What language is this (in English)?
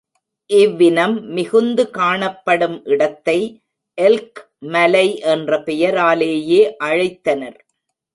Tamil